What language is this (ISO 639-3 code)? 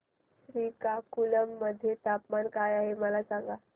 mar